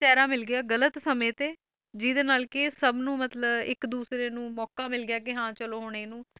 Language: Punjabi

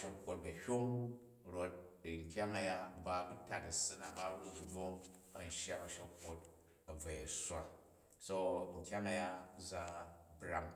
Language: Jju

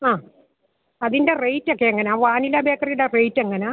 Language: Malayalam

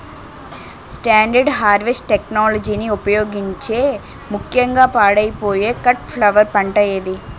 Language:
Telugu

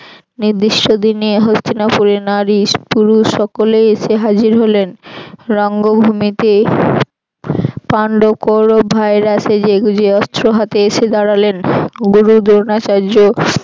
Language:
Bangla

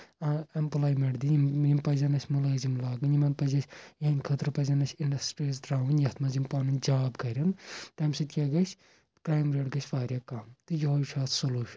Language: Kashmiri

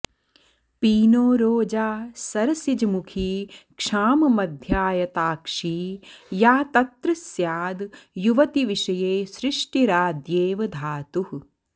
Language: Sanskrit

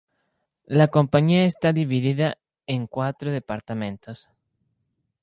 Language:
Spanish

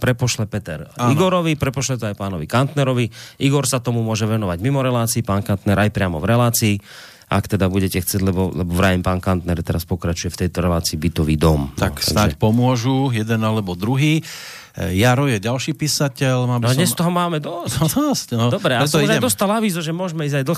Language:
Slovak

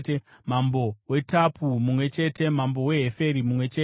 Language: Shona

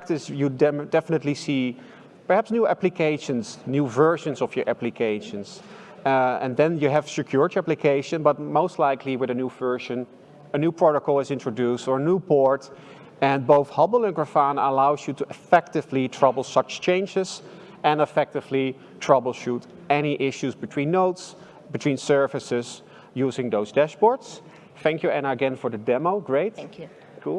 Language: English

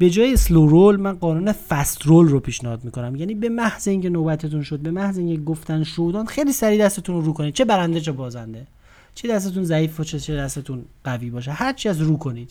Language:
Persian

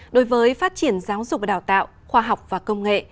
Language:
Vietnamese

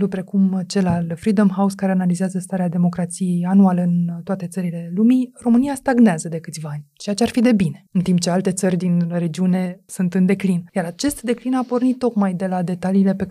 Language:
Romanian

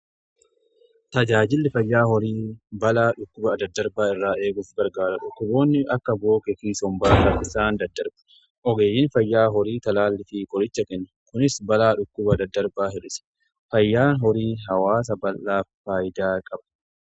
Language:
Oromo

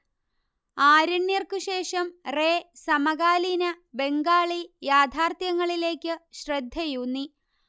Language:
Malayalam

